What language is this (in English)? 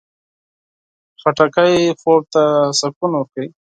Pashto